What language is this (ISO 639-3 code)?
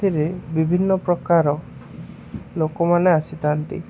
ori